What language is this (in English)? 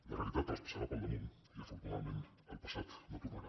Catalan